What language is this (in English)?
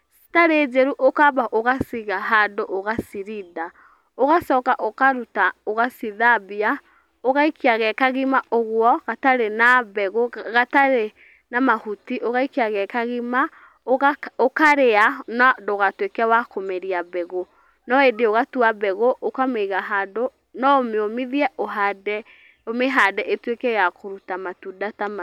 Kikuyu